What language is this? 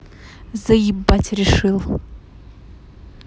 Russian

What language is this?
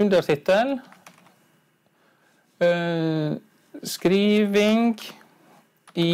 Norwegian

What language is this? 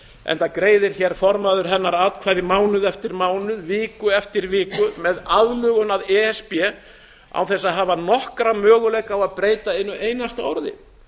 Icelandic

